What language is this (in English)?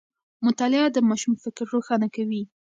Pashto